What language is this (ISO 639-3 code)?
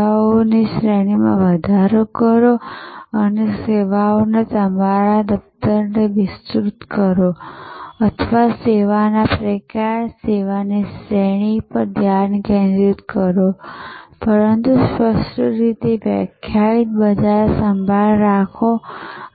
guj